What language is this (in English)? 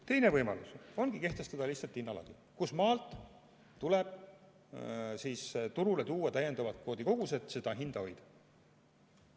Estonian